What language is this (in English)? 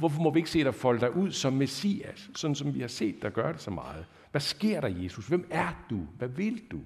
Danish